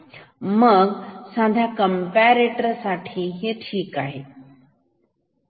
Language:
Marathi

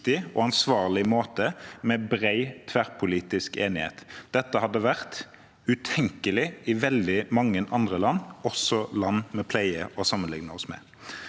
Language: Norwegian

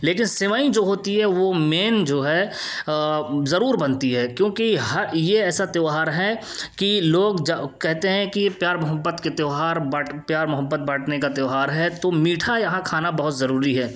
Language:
Urdu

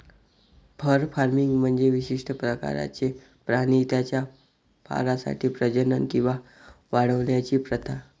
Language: Marathi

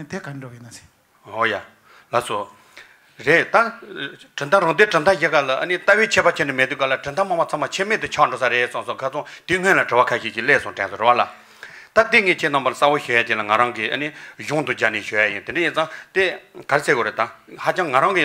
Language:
Romanian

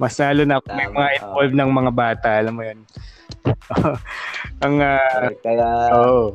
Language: Filipino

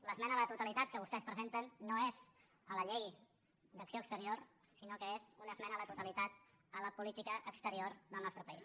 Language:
Catalan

